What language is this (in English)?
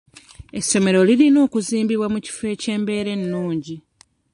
Ganda